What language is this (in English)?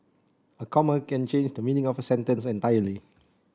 English